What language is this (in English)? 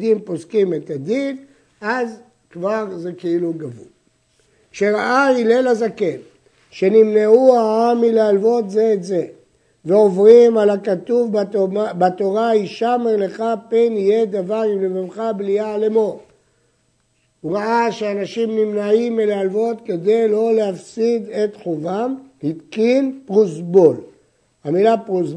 Hebrew